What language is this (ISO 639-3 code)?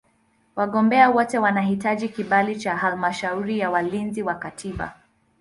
swa